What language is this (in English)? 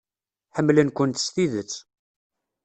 Kabyle